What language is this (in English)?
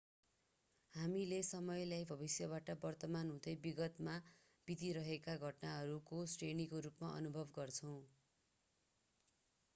Nepali